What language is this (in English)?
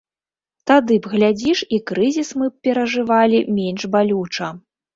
Belarusian